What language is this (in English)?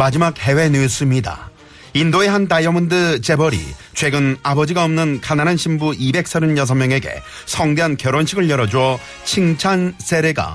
Korean